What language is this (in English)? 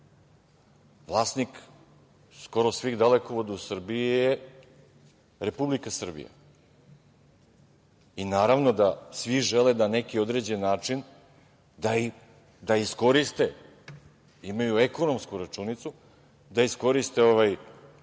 Serbian